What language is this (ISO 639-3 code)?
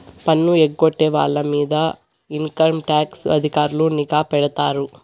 tel